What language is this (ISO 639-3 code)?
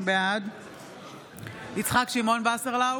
heb